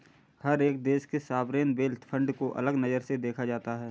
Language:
Hindi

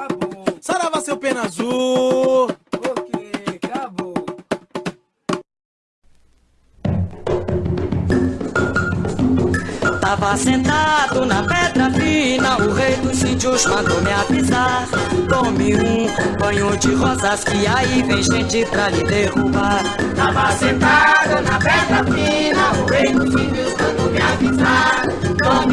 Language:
Portuguese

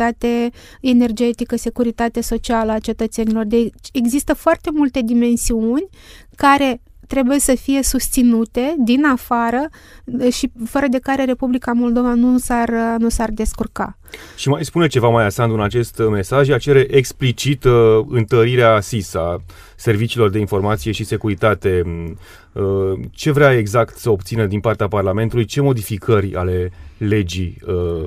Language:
Romanian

